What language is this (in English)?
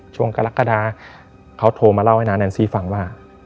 Thai